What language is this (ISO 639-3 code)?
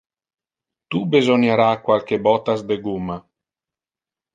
ina